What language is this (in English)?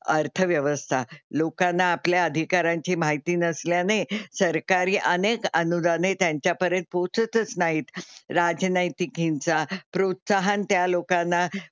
Marathi